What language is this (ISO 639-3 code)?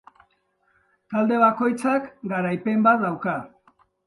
eus